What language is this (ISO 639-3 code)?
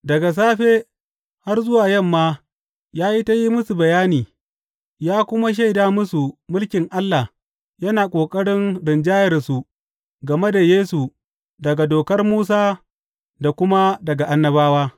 hau